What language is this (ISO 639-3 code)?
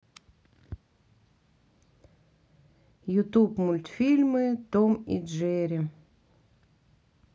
rus